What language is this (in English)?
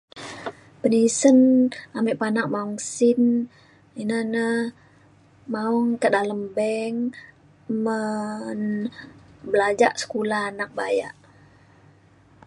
Mainstream Kenyah